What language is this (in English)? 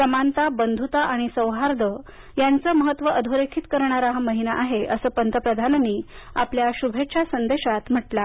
Marathi